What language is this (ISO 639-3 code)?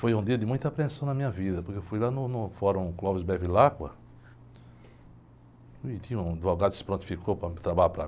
por